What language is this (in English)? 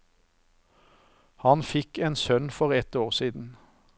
Norwegian